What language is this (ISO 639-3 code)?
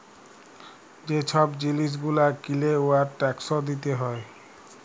ben